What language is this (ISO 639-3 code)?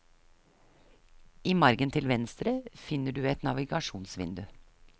nor